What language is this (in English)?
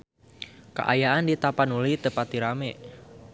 Sundanese